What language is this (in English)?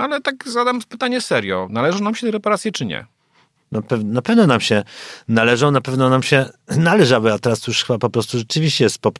Polish